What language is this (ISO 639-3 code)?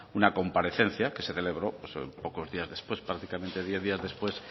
spa